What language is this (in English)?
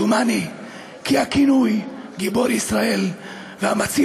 Hebrew